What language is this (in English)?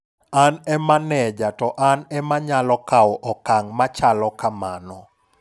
Luo (Kenya and Tanzania)